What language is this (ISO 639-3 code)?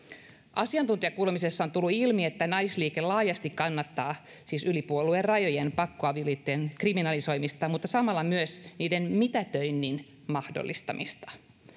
fin